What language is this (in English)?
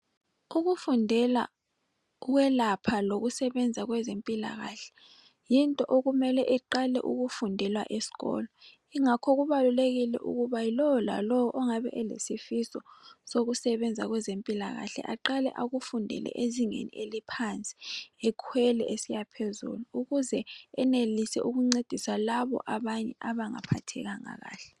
North Ndebele